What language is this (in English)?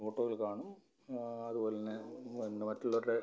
Malayalam